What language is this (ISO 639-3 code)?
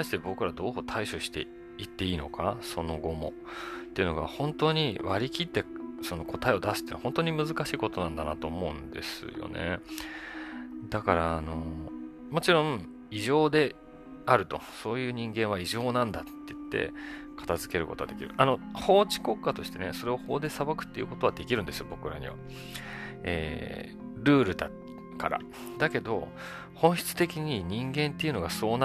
jpn